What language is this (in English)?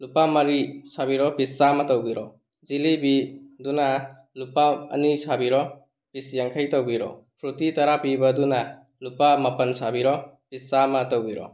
Manipuri